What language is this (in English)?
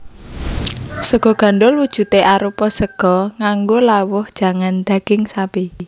Javanese